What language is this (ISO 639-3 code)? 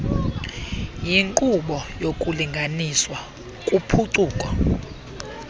xho